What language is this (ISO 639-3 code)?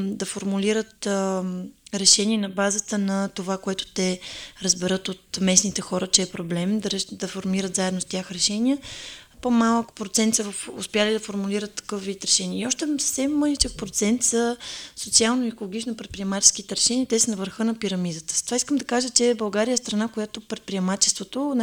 bul